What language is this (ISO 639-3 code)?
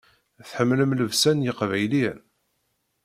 kab